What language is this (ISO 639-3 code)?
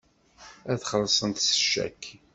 kab